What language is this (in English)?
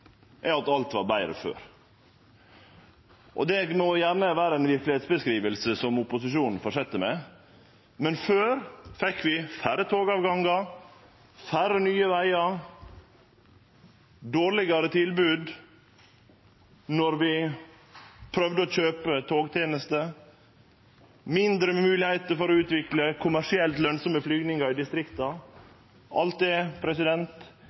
Norwegian Nynorsk